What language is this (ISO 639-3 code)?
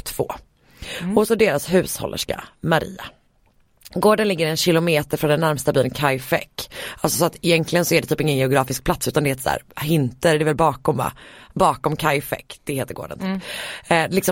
swe